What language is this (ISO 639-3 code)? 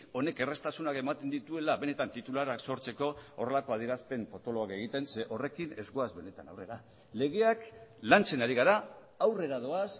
eus